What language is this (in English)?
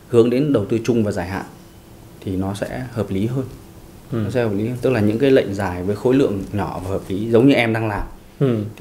Vietnamese